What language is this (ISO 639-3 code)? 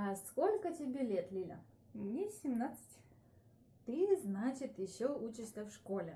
rus